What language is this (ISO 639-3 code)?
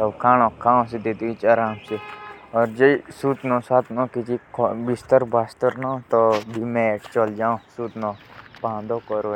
jns